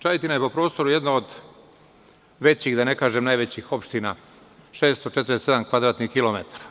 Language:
Serbian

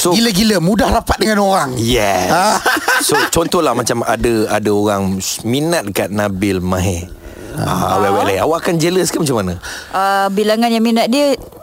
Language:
Malay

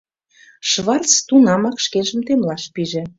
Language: Mari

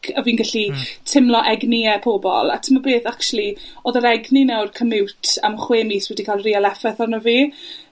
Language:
Welsh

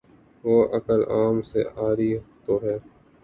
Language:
Urdu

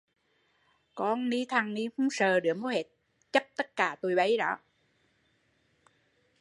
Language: Vietnamese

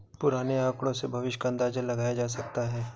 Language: Hindi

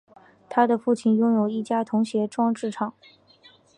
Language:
Chinese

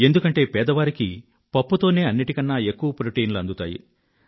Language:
Telugu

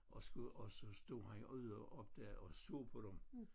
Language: Danish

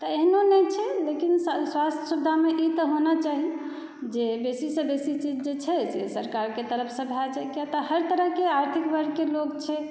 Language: Maithili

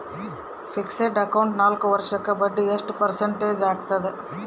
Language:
Kannada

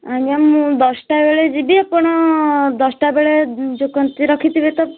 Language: Odia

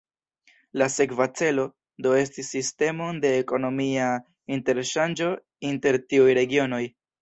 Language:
Esperanto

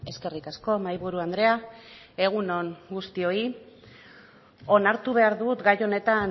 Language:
Basque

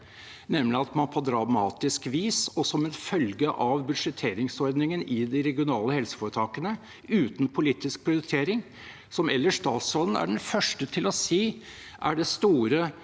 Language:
Norwegian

